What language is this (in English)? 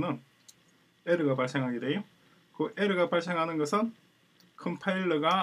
Korean